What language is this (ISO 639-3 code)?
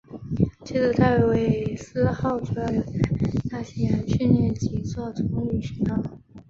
zho